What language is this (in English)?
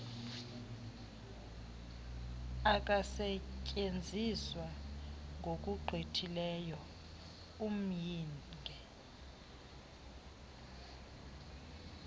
Xhosa